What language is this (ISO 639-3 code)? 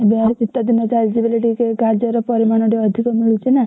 ori